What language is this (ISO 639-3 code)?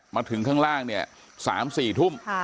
tha